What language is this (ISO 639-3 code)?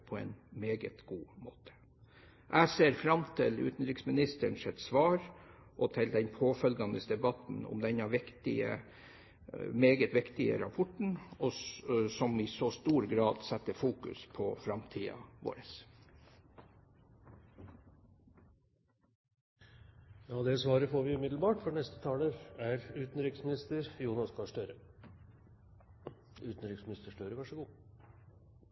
nor